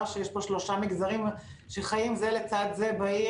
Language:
Hebrew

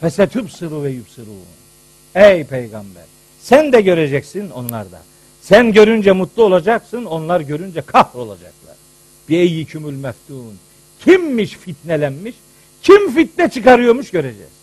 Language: Turkish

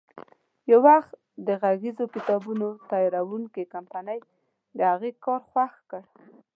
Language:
Pashto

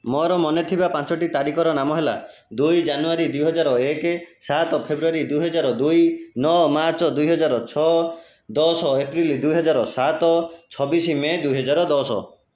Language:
Odia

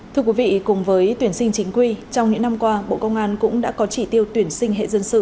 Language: Vietnamese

